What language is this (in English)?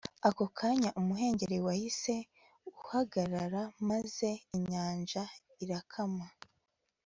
Kinyarwanda